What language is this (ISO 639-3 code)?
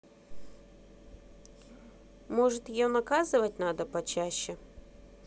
rus